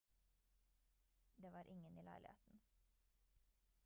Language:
Norwegian Bokmål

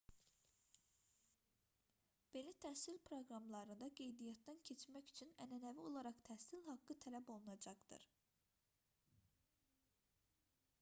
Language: Azerbaijani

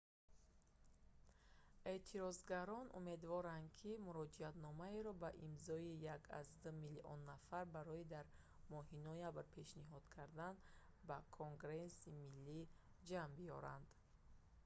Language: Tajik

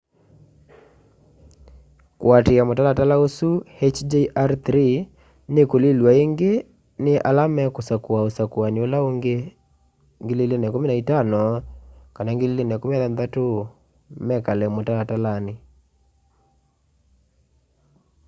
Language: Kamba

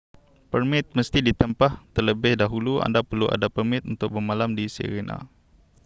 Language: Malay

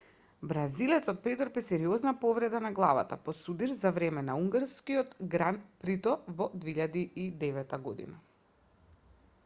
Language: Macedonian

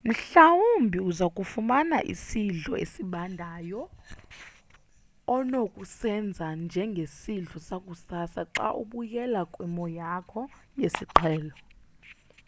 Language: Xhosa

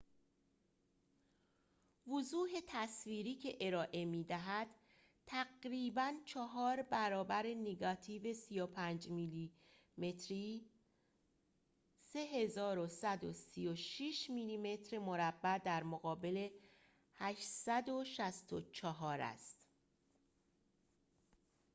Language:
Persian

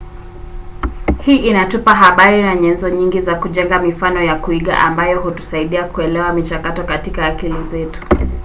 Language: Swahili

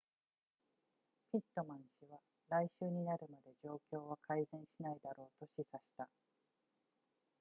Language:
Japanese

